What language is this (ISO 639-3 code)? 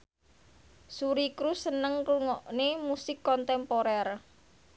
jav